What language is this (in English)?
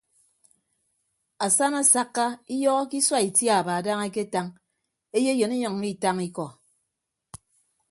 Ibibio